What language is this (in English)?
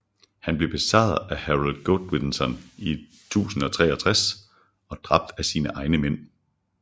Danish